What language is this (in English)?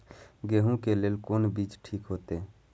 Maithili